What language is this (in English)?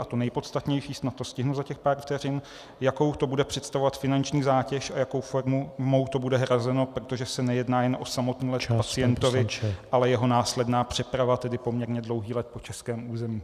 Czech